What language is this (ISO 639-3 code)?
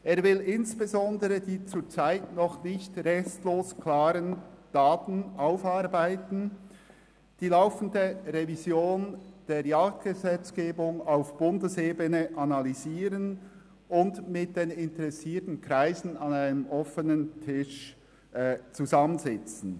gsw